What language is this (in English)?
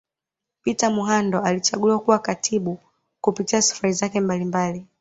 Swahili